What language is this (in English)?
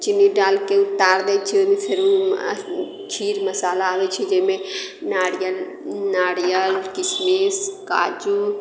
Maithili